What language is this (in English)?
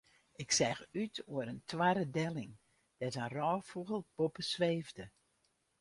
Western Frisian